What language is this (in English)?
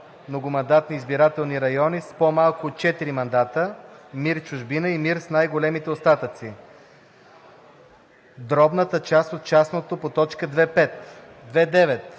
Bulgarian